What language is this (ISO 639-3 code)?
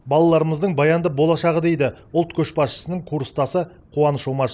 kaz